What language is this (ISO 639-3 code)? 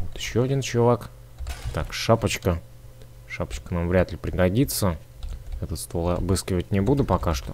rus